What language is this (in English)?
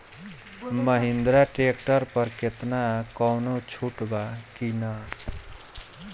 Bhojpuri